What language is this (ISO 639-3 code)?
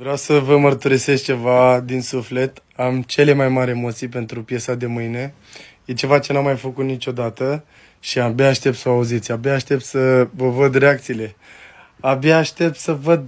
ron